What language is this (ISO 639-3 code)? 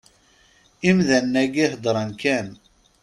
kab